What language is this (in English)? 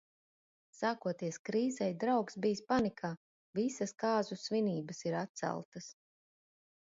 Latvian